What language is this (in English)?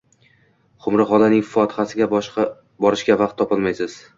Uzbek